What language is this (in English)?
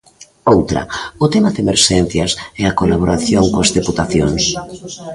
Galician